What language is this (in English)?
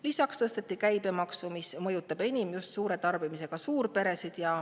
Estonian